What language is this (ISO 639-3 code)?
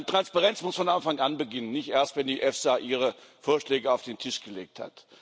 deu